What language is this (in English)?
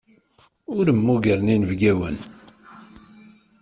Kabyle